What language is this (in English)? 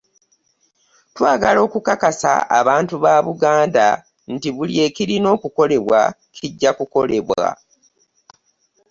Ganda